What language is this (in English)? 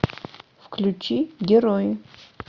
Russian